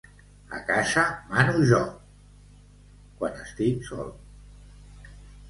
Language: Catalan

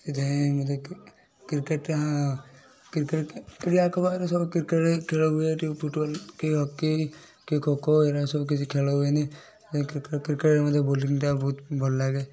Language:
Odia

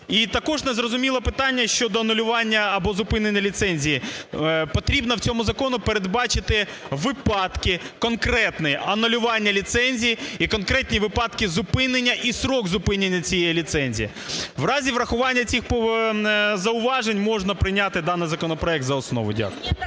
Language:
Ukrainian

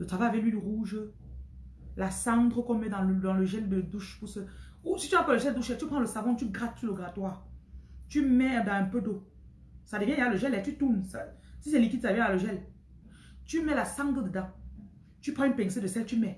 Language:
French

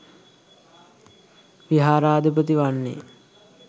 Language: Sinhala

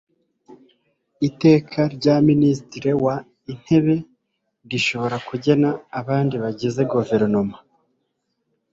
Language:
Kinyarwanda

